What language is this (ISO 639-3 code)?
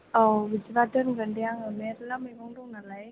brx